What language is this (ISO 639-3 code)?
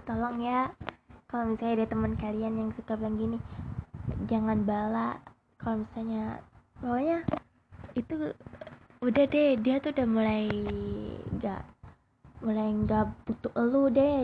ind